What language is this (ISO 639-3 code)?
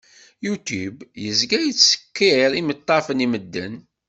kab